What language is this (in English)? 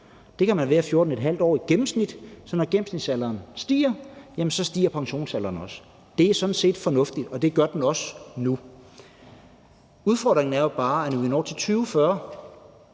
Danish